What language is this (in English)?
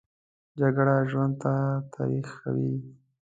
Pashto